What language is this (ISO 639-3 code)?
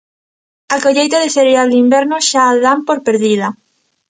glg